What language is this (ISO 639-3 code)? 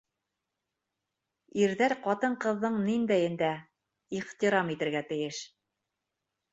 bak